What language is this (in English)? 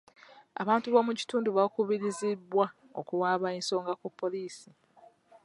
Ganda